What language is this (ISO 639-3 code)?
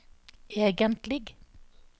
nor